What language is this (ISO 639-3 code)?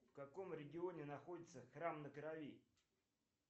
rus